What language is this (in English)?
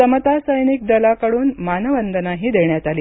Marathi